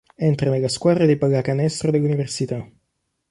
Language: Italian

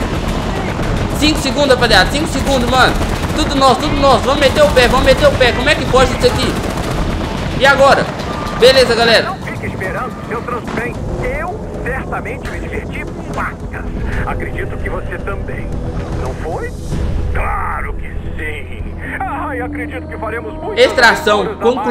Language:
Portuguese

